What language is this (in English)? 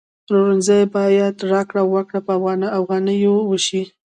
Pashto